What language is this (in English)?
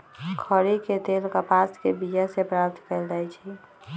Magahi